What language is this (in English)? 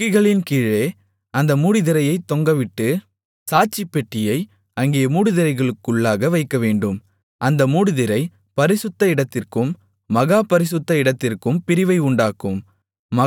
Tamil